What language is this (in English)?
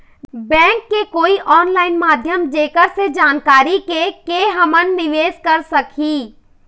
Chhattisgarhi